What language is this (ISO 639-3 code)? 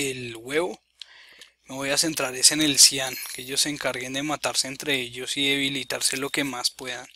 spa